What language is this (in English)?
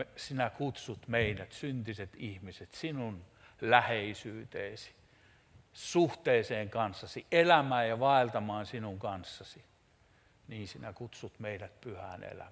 Finnish